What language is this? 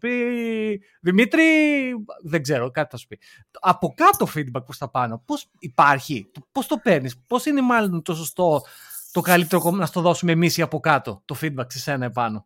Greek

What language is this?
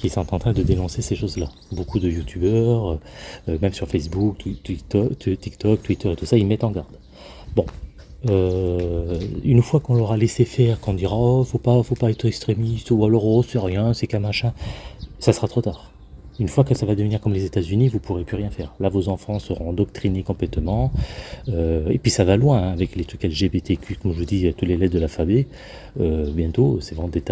French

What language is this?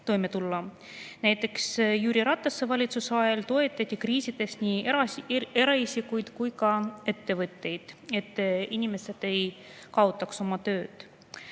Estonian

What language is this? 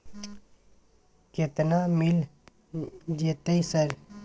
Maithili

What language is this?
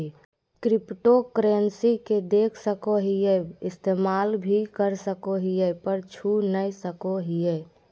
Magahi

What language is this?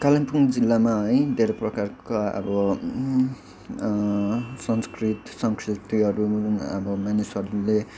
Nepali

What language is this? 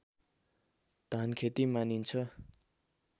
Nepali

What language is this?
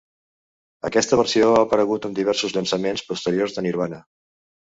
Catalan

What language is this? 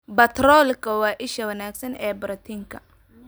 Somali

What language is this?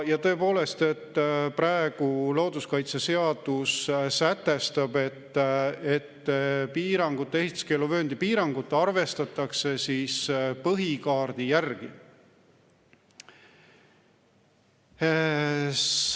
Estonian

